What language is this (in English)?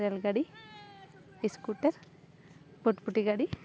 Santali